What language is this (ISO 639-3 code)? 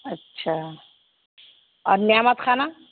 urd